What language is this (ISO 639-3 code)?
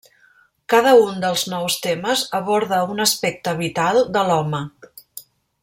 cat